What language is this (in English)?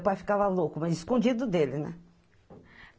Portuguese